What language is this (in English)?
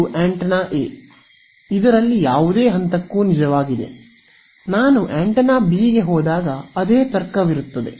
Kannada